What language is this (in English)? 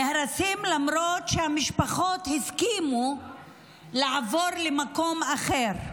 Hebrew